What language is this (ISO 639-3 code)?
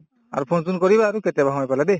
asm